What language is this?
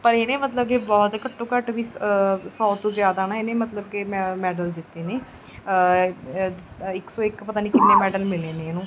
Punjabi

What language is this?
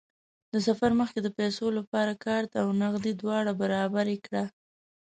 Pashto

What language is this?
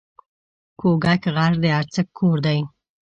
Pashto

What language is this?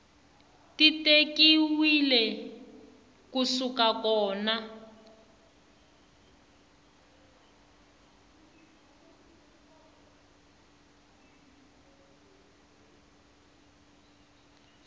Tsonga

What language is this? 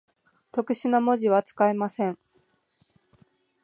Japanese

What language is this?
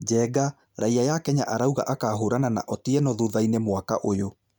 Kikuyu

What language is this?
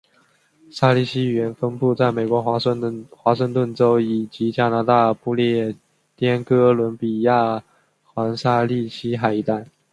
Chinese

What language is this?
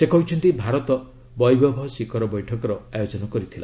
Odia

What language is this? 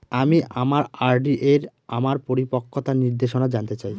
Bangla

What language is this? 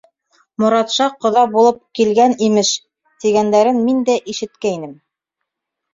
Bashkir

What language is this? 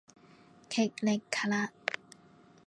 Cantonese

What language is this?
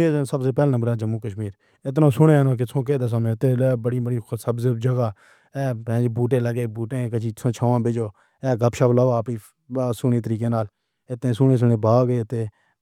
Pahari-Potwari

